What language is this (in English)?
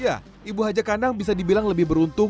Indonesian